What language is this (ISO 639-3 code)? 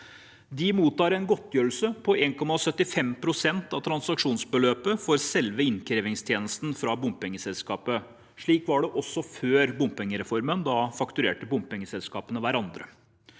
nor